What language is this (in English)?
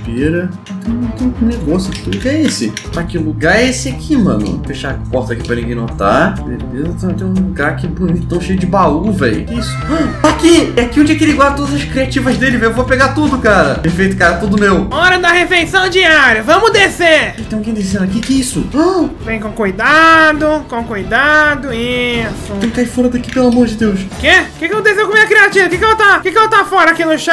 Portuguese